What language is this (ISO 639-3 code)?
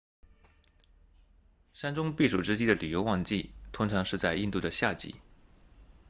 zho